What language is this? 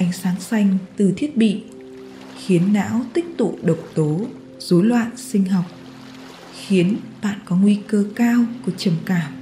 Vietnamese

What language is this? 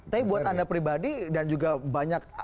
Indonesian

